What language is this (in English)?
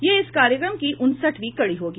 Hindi